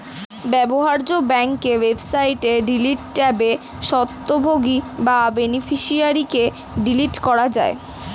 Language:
Bangla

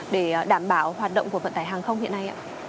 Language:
Vietnamese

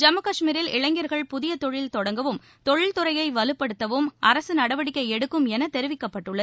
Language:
Tamil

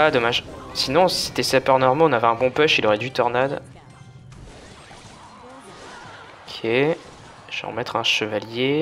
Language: French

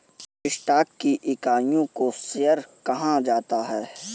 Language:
Hindi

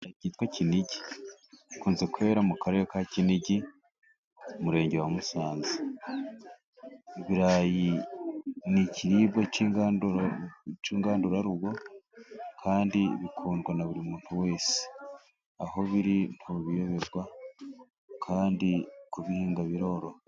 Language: Kinyarwanda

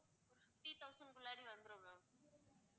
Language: Tamil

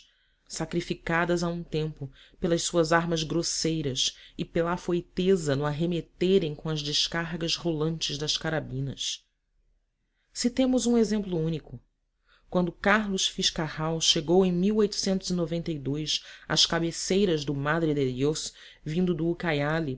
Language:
Portuguese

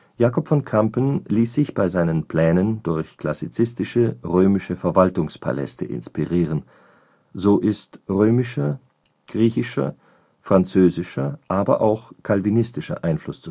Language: German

